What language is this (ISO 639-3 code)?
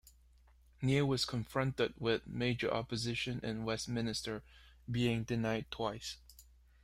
eng